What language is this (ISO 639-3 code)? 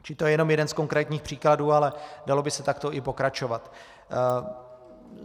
ces